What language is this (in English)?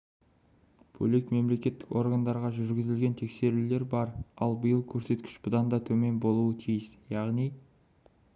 Kazakh